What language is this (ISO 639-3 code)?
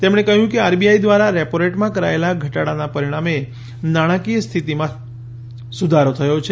guj